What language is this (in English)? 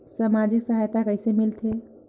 Chhattisgarhi